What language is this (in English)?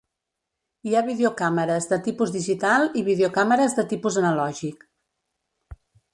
Catalan